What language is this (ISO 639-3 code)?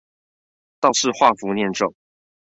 zho